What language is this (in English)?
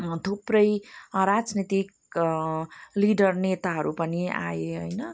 Nepali